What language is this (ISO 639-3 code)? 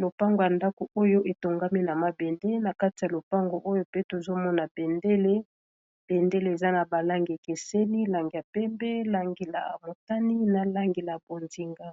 lin